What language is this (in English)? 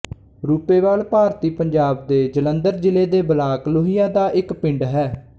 Punjabi